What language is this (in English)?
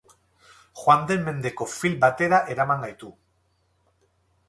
Basque